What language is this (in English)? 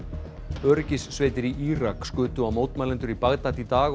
Icelandic